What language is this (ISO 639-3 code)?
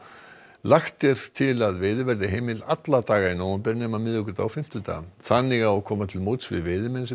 isl